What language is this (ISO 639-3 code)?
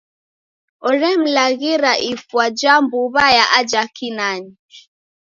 dav